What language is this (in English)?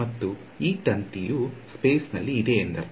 Kannada